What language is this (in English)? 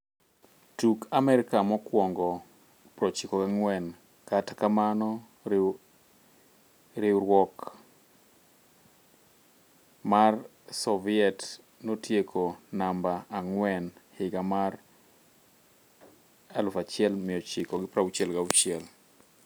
Luo (Kenya and Tanzania)